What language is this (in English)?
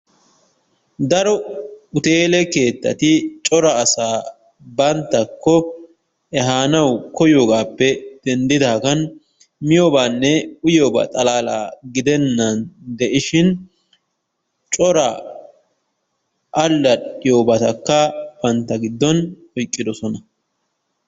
Wolaytta